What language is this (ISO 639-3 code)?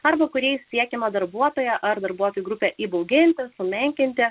lit